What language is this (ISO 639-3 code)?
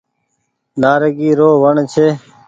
gig